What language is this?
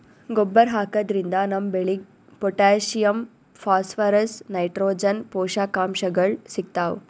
Kannada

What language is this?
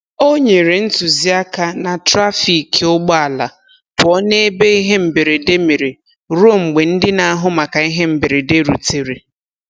Igbo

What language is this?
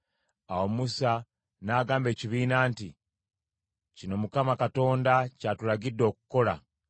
Ganda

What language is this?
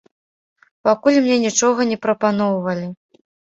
Belarusian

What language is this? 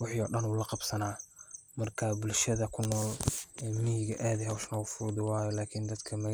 Somali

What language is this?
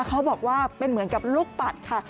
Thai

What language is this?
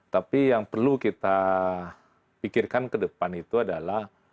Indonesian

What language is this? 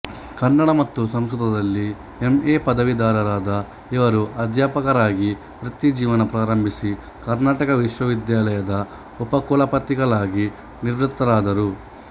Kannada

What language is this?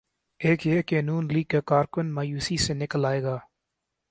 Urdu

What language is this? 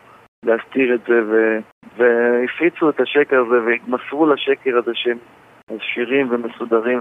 Hebrew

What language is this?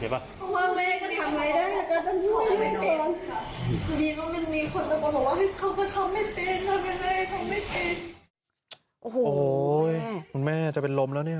Thai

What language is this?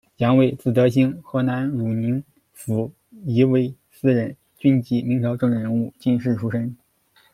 Chinese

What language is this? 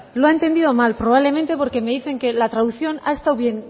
Spanish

